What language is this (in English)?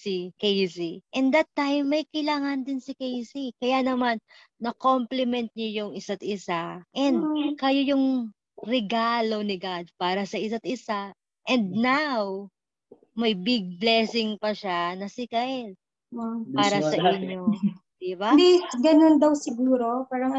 Filipino